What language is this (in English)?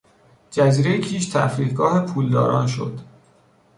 Persian